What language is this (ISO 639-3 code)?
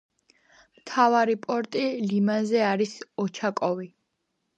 kat